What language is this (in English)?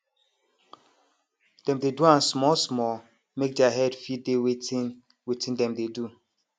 Nigerian Pidgin